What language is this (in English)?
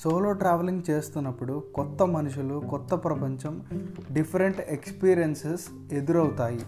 Telugu